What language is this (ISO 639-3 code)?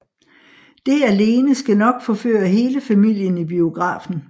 dan